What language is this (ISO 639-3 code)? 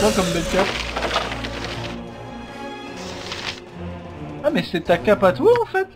fra